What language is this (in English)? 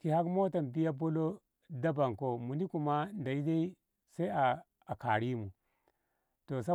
Ngamo